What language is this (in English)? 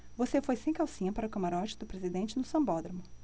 Portuguese